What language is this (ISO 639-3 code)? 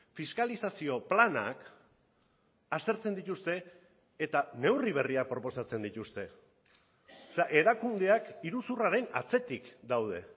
eus